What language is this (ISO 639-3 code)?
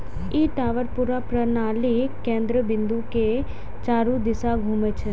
mai